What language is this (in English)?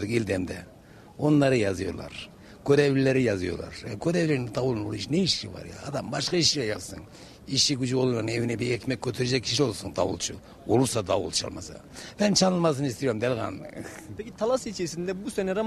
Turkish